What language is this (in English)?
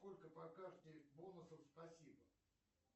Russian